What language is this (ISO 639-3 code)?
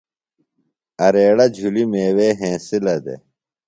phl